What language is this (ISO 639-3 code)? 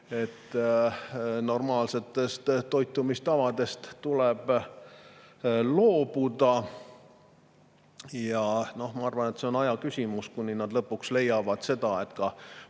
est